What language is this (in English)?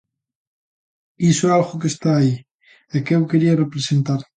Galician